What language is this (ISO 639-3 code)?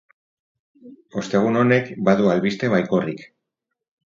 eus